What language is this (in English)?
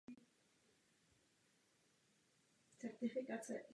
Czech